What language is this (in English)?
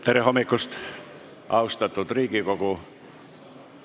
Estonian